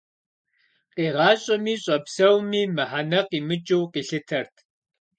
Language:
Kabardian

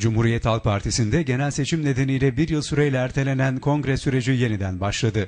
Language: Turkish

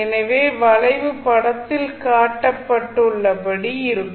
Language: Tamil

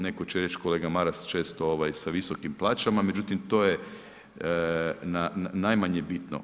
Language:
Croatian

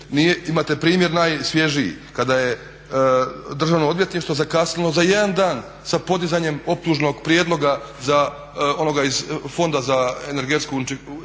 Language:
Croatian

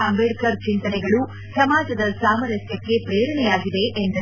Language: Kannada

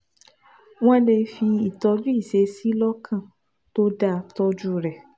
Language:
Yoruba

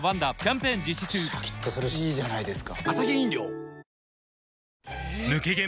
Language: Japanese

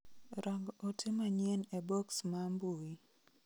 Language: Luo (Kenya and Tanzania)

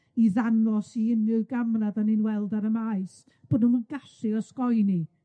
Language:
Welsh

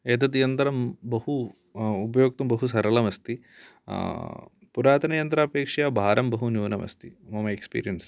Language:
Sanskrit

